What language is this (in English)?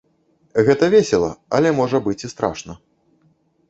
Belarusian